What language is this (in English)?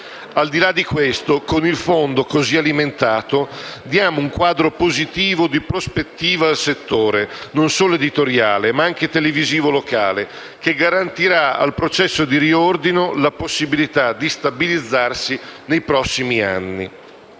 Italian